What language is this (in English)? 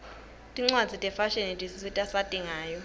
Swati